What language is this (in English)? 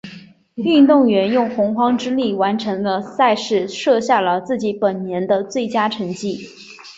Chinese